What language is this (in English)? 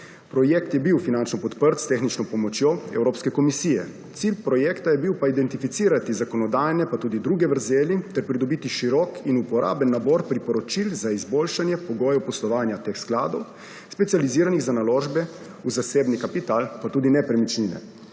Slovenian